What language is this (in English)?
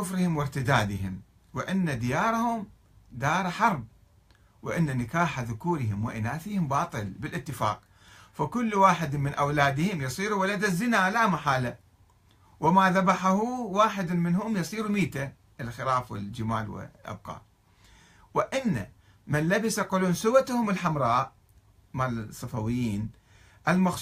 Arabic